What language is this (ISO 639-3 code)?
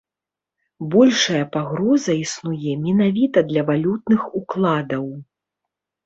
bel